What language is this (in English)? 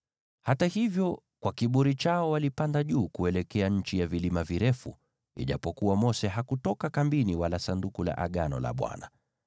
Swahili